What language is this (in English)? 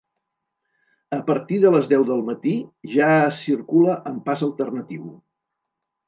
Catalan